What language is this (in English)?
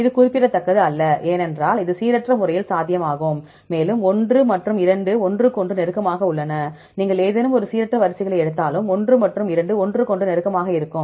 Tamil